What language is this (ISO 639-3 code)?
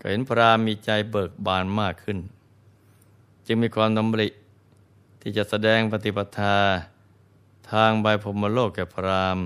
tha